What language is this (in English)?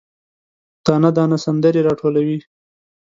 Pashto